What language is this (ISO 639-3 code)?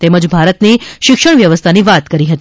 guj